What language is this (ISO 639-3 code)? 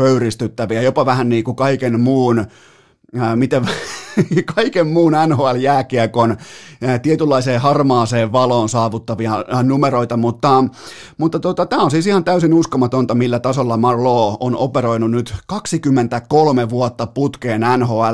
fin